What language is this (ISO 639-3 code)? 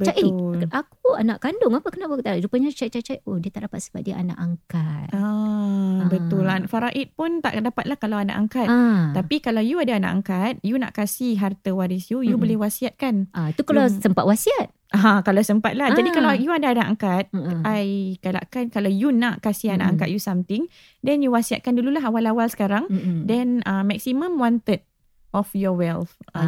msa